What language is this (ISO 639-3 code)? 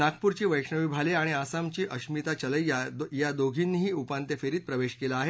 mar